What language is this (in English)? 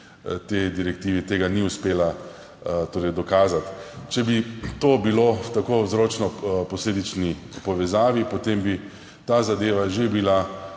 Slovenian